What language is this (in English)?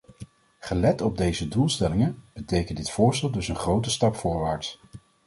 Dutch